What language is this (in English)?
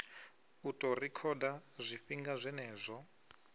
Venda